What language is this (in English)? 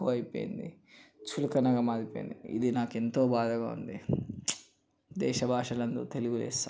Telugu